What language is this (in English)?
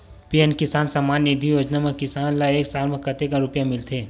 Chhattisgarhi